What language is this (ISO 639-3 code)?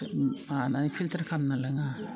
brx